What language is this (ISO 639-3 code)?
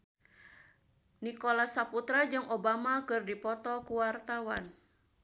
sun